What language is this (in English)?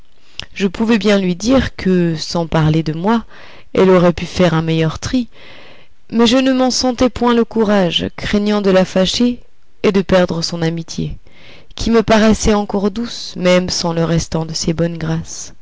French